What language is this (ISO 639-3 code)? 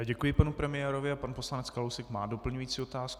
ces